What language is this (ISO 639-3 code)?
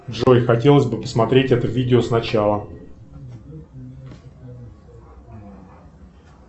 rus